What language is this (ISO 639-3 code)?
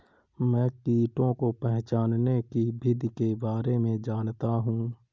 hin